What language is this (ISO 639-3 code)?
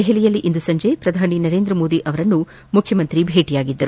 kan